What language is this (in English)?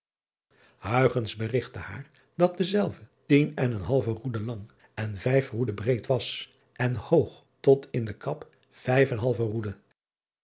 Dutch